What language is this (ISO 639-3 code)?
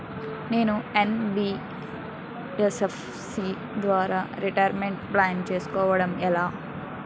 tel